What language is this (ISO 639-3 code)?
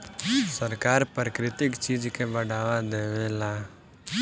bho